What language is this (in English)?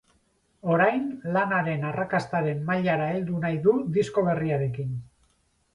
Basque